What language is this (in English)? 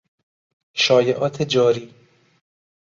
Persian